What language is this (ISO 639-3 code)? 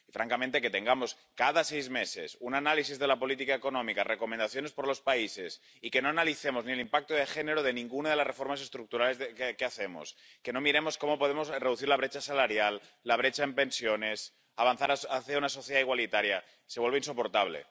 spa